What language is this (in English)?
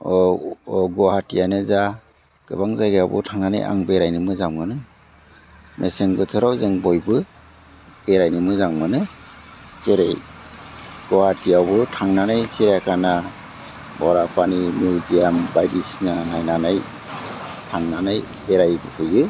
Bodo